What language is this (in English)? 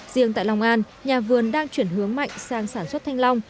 Vietnamese